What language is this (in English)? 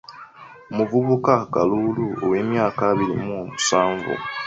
Ganda